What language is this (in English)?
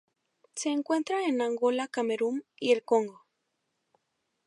Spanish